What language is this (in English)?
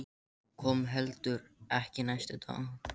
Icelandic